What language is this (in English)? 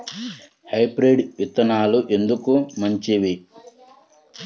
Telugu